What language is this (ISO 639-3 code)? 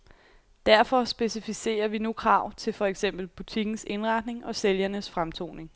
dan